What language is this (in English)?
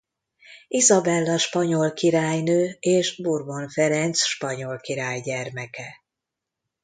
Hungarian